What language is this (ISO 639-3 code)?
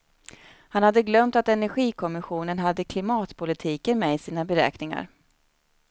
swe